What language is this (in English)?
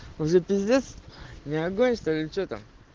Russian